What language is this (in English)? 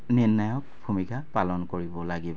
Assamese